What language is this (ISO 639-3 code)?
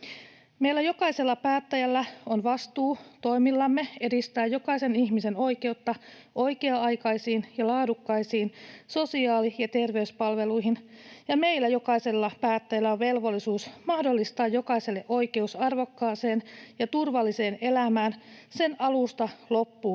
fin